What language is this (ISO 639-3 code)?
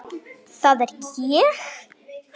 isl